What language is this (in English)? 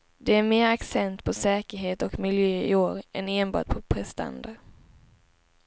Swedish